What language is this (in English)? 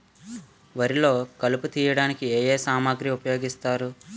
Telugu